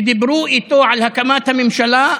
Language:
Hebrew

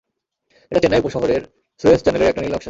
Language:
Bangla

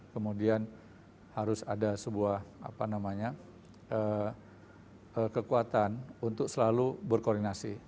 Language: Indonesian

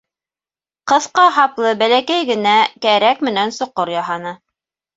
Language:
Bashkir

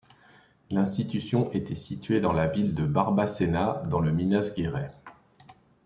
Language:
French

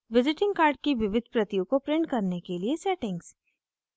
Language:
Hindi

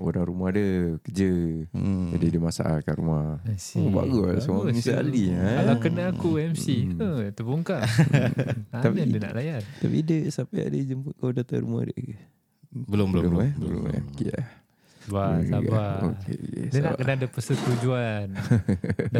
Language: Malay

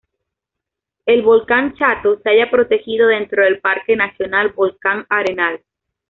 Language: Spanish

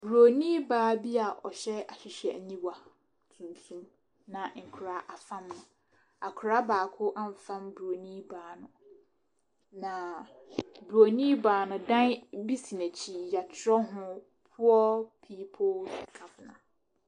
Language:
Akan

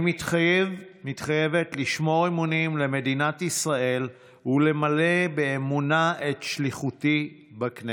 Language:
Hebrew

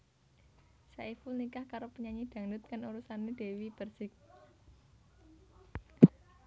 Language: Javanese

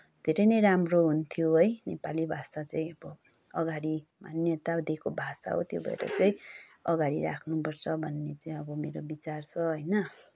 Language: Nepali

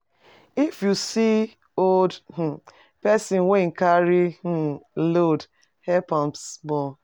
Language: Nigerian Pidgin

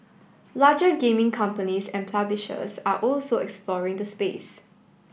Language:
English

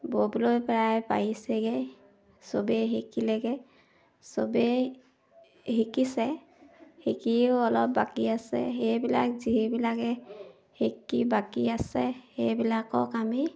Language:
Assamese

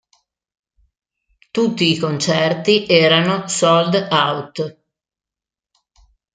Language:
Italian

